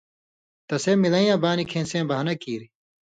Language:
Indus Kohistani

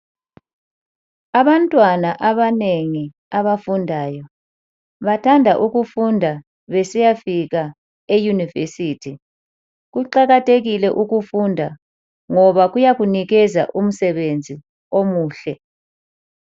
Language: North Ndebele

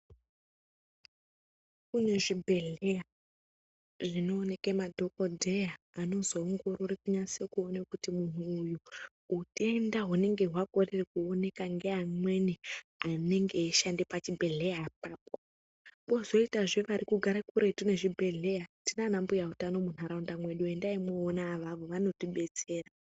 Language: Ndau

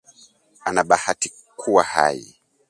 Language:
Swahili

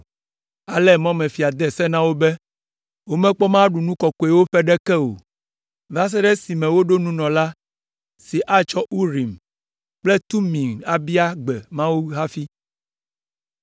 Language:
Ewe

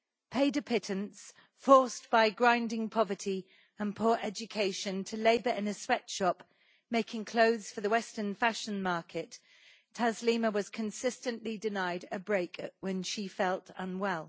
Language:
English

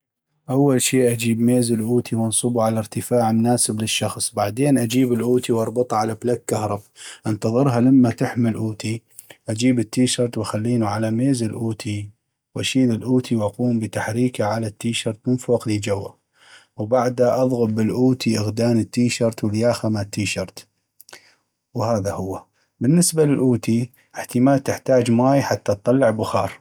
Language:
North Mesopotamian Arabic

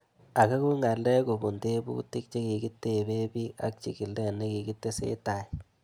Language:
Kalenjin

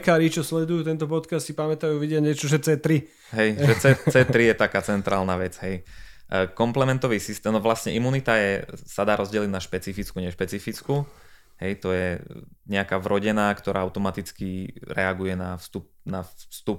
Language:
Slovak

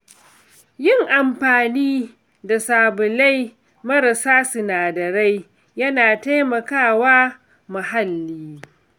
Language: Hausa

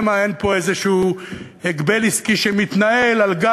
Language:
Hebrew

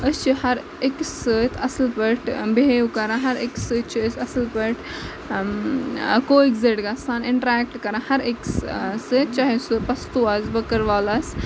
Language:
Kashmiri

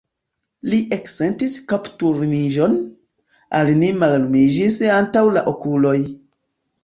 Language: Esperanto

